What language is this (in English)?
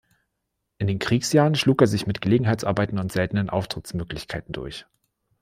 German